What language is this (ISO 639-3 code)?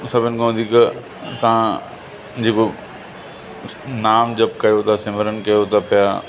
snd